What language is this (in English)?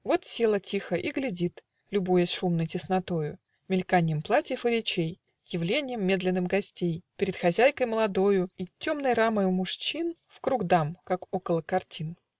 Russian